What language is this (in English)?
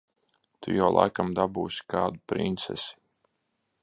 Latvian